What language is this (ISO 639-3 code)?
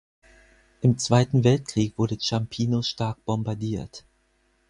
deu